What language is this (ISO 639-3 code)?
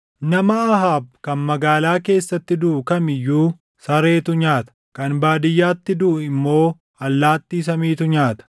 orm